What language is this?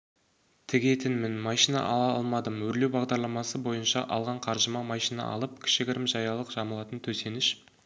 Kazakh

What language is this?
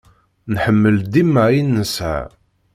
Kabyle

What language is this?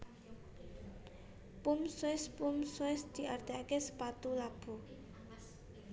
Javanese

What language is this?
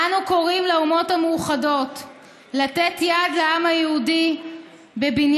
Hebrew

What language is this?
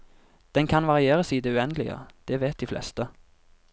Norwegian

